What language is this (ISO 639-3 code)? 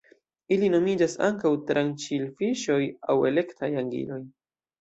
epo